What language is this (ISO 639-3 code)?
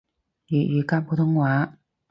yue